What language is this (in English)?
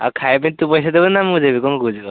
Odia